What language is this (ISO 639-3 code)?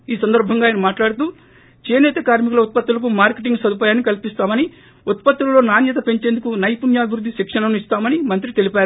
tel